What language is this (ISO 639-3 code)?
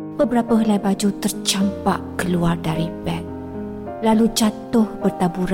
msa